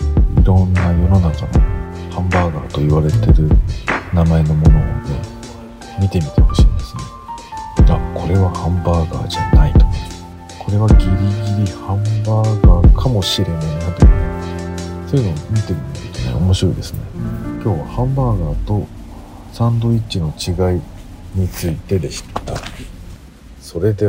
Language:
Japanese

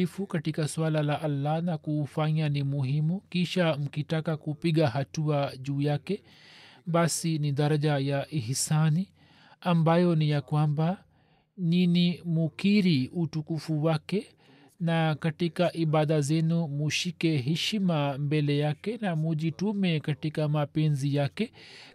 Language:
Swahili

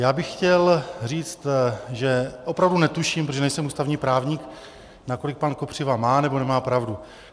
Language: Czech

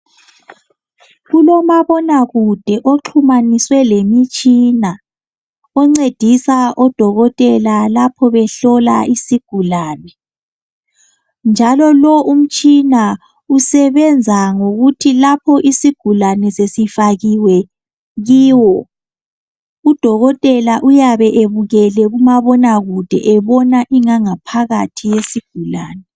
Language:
North Ndebele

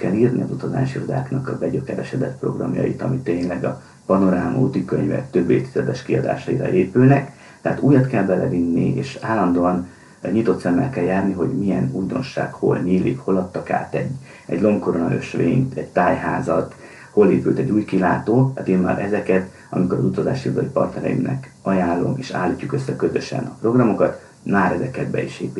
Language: Hungarian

